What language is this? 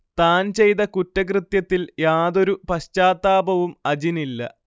Malayalam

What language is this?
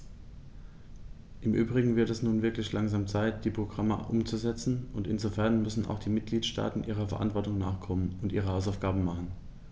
German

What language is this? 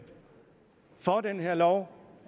Danish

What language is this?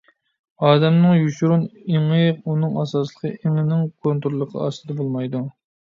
Uyghur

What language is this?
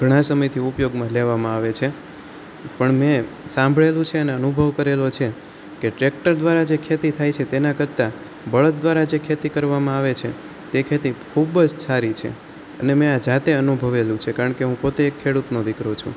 Gujarati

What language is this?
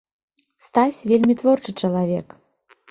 Belarusian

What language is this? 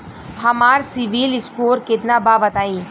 Bhojpuri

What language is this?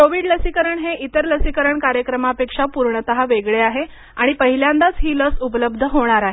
Marathi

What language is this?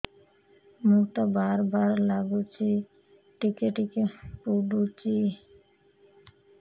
Odia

